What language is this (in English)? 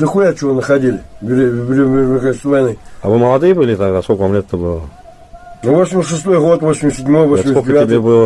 Russian